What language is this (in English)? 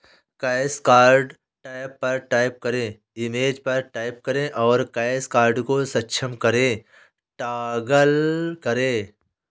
Hindi